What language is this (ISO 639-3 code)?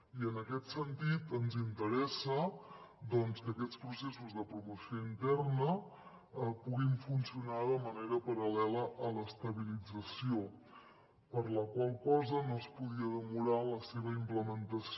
cat